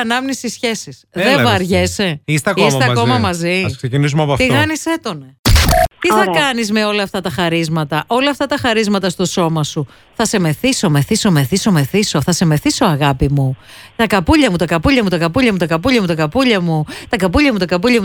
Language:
Greek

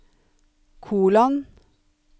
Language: Norwegian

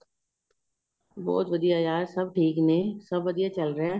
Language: Punjabi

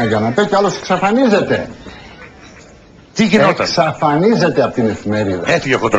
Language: Greek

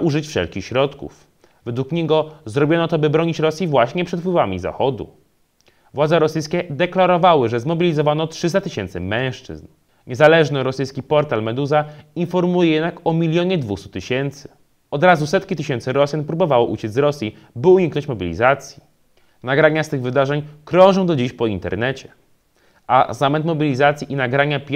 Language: Polish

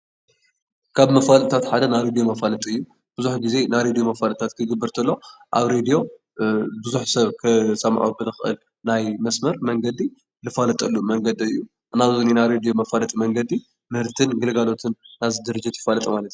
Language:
Tigrinya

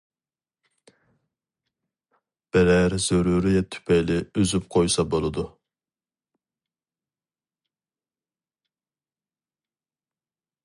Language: Uyghur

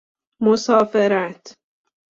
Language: Persian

